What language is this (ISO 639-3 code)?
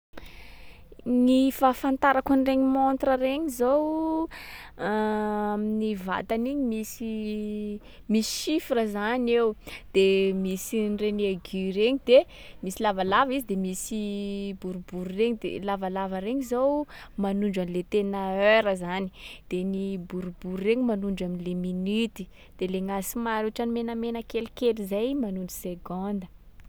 skg